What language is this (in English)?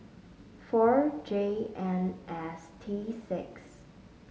English